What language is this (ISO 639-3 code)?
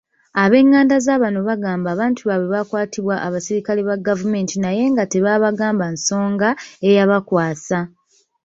lug